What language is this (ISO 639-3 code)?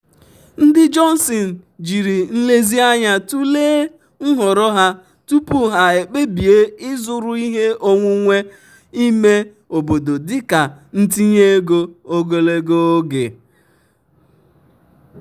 ibo